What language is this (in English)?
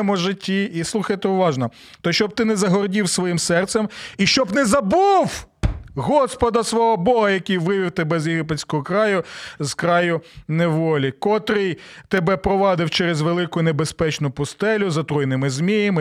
Ukrainian